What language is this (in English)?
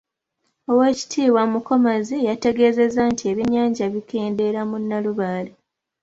Ganda